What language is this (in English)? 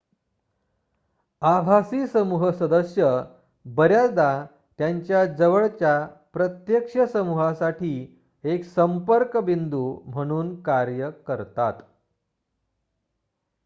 Marathi